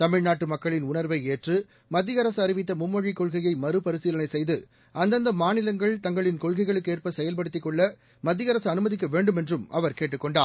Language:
Tamil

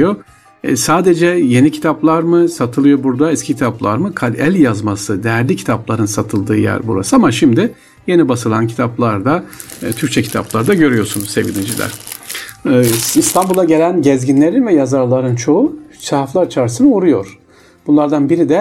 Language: Turkish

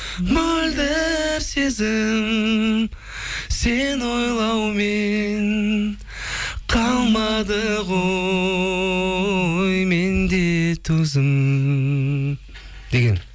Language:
Kazakh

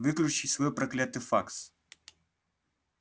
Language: Russian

